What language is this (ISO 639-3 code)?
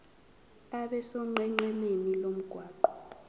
zul